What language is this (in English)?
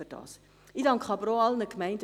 Swiss German